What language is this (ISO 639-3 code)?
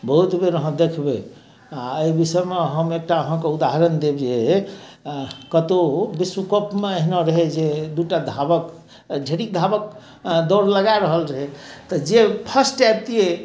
mai